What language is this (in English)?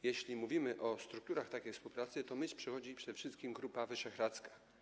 Polish